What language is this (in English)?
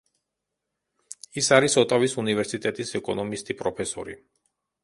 Georgian